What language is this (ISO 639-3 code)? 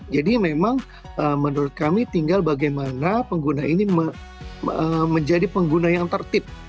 ind